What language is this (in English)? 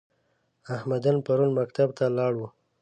Pashto